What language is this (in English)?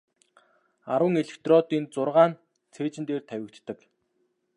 Mongolian